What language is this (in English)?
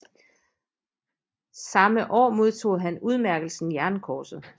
Danish